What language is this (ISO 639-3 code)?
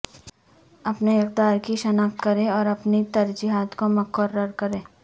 urd